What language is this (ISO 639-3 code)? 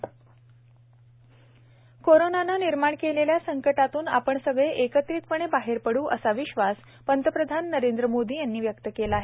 mar